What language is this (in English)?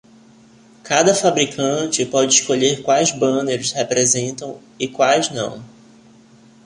Portuguese